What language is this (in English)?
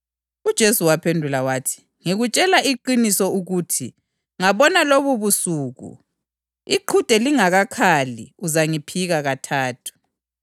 North Ndebele